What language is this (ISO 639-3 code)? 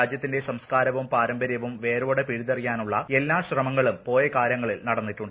mal